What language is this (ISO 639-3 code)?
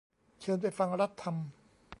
tha